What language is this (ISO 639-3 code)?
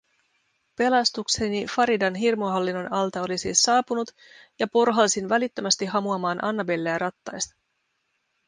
fin